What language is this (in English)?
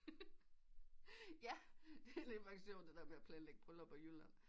Danish